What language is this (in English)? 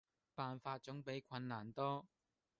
Cantonese